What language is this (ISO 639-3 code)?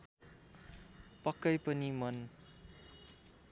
nep